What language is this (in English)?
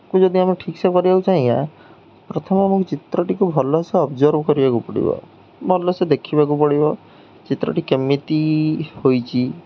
Odia